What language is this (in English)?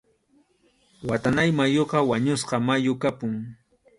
Arequipa-La Unión Quechua